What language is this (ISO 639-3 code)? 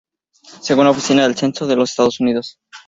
spa